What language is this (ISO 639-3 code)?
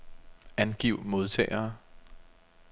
dan